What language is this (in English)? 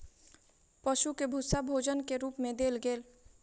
Maithili